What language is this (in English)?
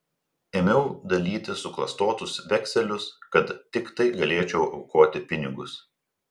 Lithuanian